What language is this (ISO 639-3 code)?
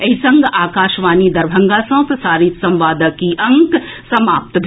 mai